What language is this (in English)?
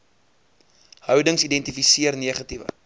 Afrikaans